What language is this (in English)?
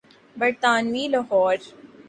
Urdu